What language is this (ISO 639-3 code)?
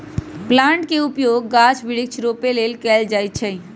mag